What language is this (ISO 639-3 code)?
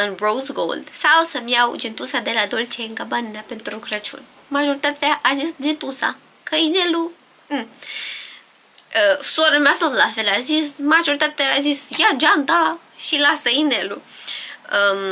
ron